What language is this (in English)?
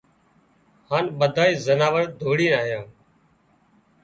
Wadiyara Koli